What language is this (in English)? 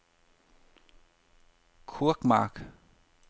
Danish